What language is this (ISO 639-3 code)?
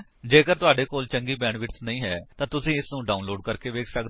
pan